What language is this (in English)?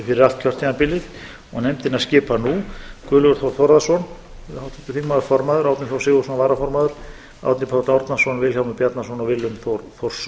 Icelandic